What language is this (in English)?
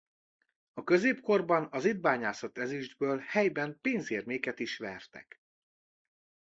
Hungarian